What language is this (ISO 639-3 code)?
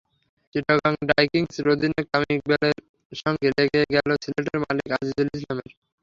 ben